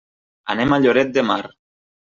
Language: Catalan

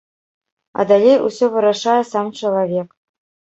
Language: Belarusian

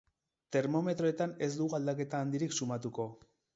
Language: Basque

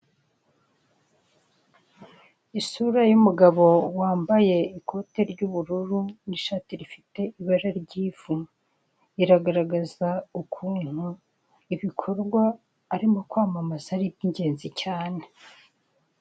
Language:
Kinyarwanda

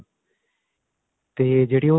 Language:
Punjabi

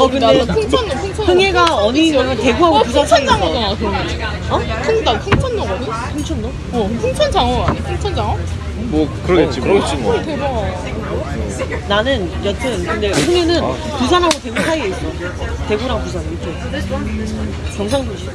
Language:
Korean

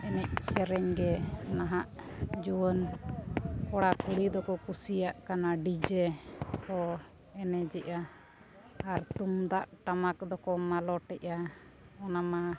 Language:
Santali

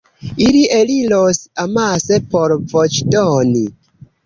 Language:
Esperanto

